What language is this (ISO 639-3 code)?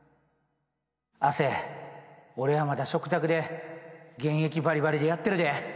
jpn